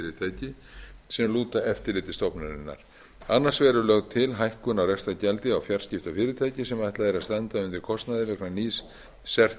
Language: Icelandic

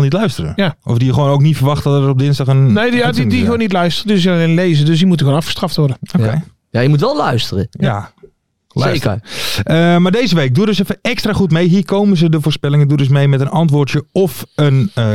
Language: Dutch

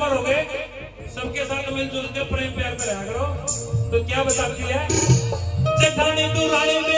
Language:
Arabic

